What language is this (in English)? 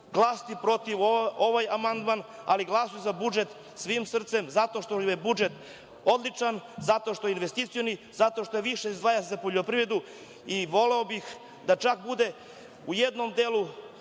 Serbian